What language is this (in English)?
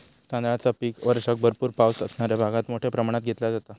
Marathi